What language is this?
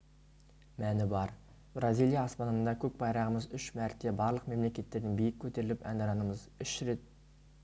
Kazakh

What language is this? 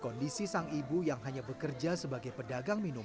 Indonesian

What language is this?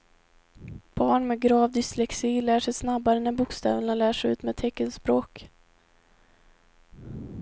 Swedish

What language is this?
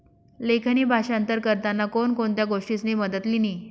Marathi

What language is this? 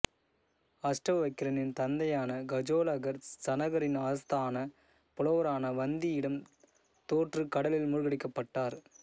Tamil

